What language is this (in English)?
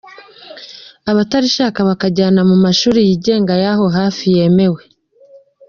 Kinyarwanda